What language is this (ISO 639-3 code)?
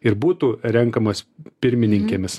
lit